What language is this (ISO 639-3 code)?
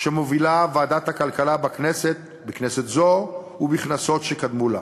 heb